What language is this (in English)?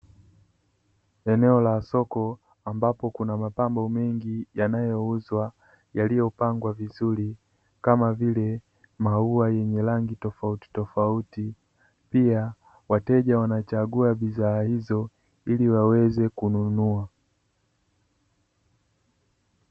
Swahili